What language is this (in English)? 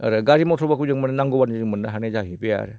Bodo